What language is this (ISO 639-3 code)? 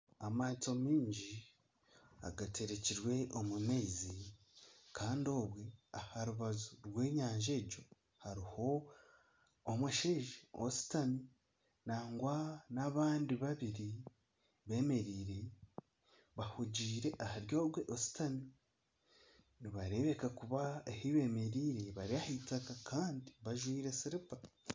nyn